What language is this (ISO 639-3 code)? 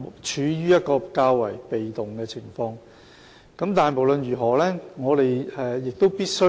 yue